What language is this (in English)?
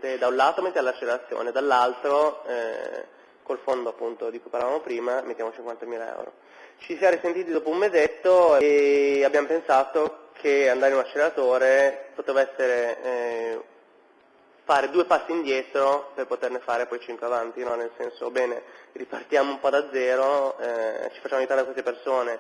Italian